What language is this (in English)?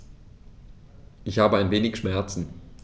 German